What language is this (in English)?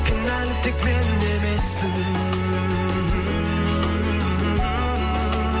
Kazakh